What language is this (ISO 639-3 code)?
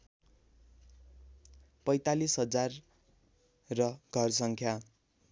nep